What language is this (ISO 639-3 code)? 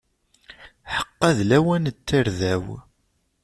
kab